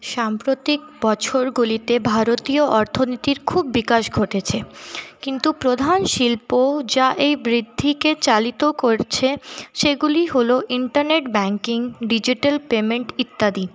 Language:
Bangla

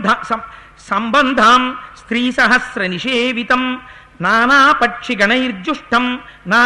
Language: Telugu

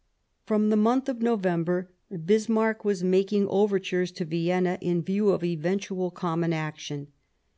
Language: English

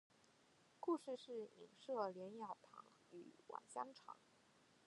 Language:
Chinese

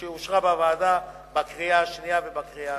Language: Hebrew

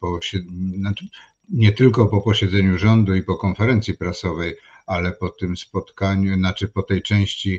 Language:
Polish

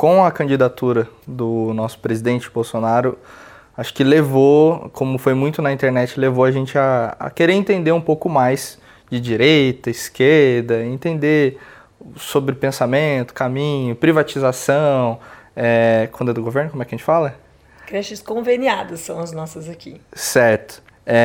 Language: Portuguese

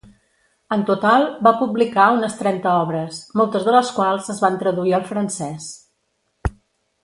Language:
Catalan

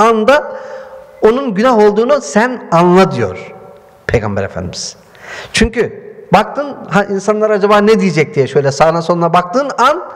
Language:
Turkish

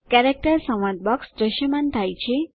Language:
Gujarati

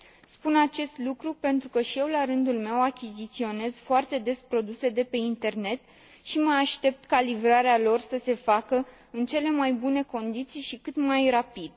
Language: Romanian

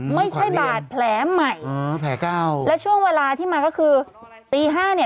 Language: Thai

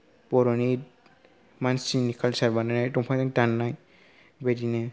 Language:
Bodo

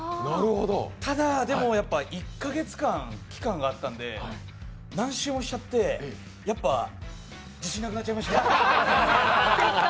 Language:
Japanese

